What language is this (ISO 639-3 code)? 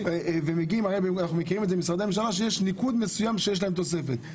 heb